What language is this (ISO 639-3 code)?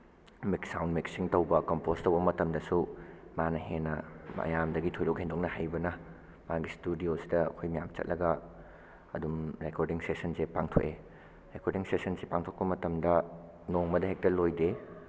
mni